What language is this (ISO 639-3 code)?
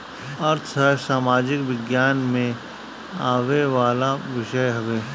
bho